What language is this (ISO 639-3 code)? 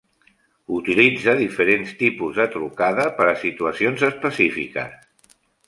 cat